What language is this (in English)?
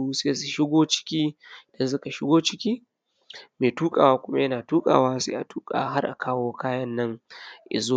Hausa